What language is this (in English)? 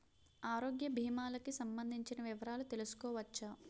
Telugu